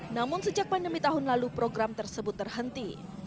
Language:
Indonesian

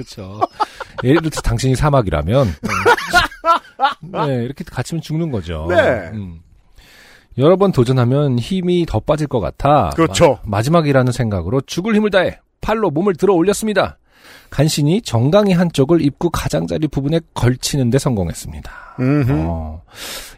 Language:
Korean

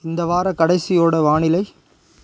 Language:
Tamil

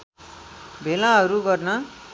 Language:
Nepali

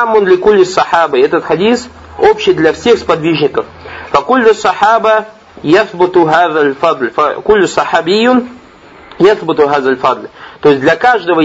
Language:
Russian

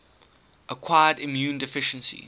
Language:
English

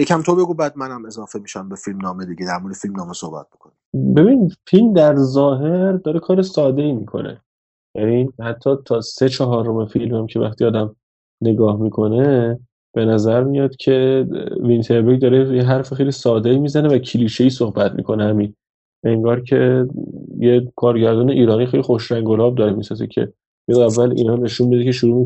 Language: Persian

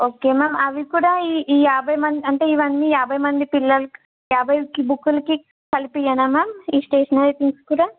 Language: Telugu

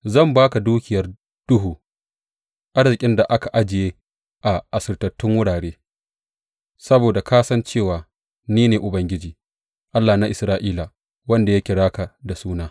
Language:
Hausa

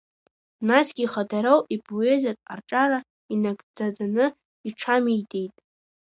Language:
Abkhazian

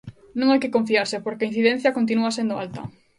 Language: Galician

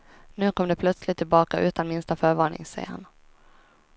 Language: Swedish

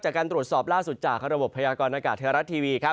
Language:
Thai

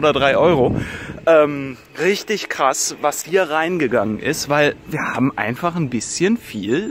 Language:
German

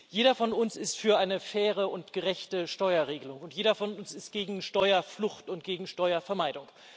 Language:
German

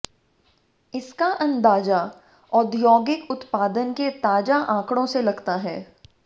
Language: Hindi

